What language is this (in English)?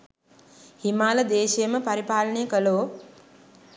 Sinhala